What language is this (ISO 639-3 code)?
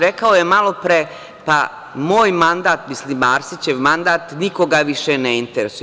srp